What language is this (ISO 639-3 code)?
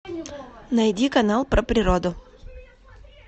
rus